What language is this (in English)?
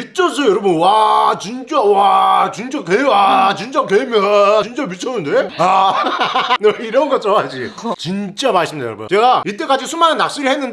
Korean